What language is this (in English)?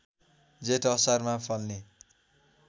Nepali